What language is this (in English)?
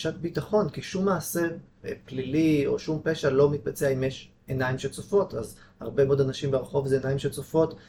Hebrew